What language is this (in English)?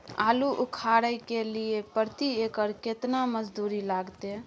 Maithili